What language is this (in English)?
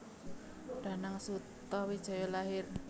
Javanese